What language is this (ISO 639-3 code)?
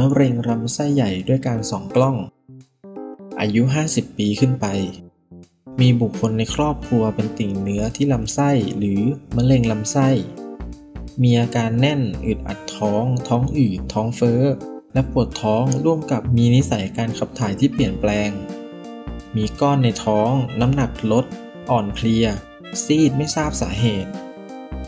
tha